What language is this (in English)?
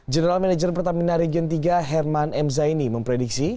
Indonesian